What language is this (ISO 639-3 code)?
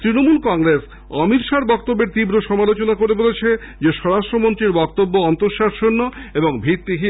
ben